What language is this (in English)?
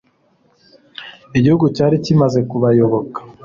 Kinyarwanda